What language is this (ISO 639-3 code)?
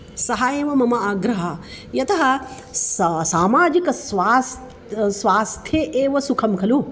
san